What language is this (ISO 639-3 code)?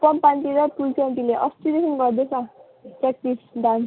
nep